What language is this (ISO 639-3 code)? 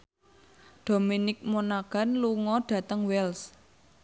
jav